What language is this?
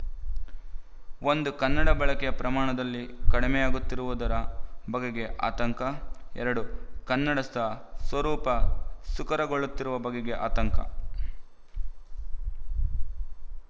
Kannada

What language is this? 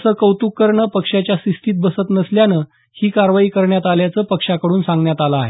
Marathi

